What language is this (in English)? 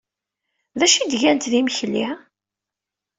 Kabyle